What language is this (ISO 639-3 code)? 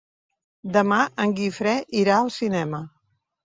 cat